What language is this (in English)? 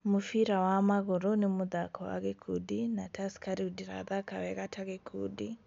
Kikuyu